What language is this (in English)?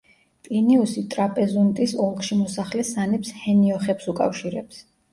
Georgian